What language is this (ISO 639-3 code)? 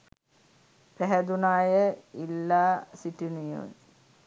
sin